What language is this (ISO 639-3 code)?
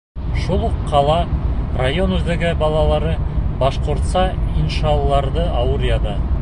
bak